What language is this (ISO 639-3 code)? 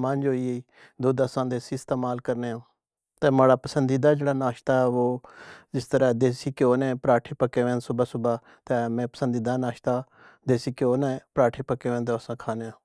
phr